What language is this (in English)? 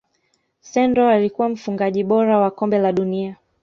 Swahili